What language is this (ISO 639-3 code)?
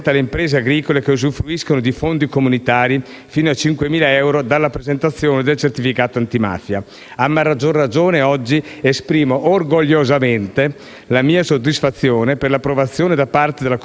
ita